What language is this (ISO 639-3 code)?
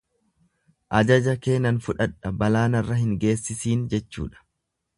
orm